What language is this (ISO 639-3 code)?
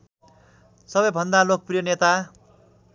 nep